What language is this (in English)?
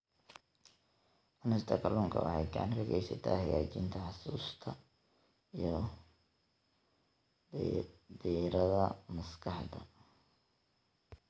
Somali